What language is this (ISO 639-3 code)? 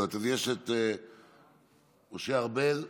heb